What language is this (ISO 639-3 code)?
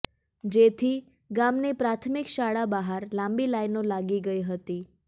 guj